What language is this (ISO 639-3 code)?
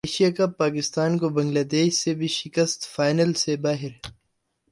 urd